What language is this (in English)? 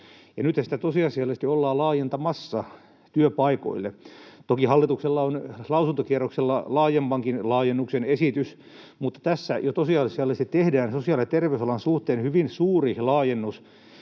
Finnish